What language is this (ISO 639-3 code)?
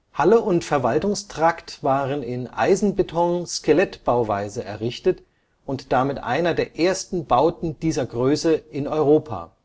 deu